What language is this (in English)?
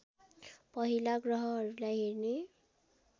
Nepali